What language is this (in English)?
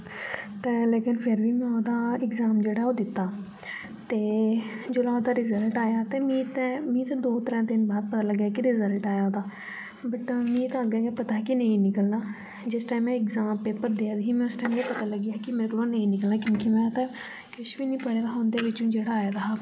Dogri